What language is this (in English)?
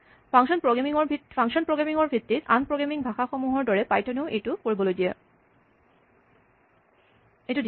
Assamese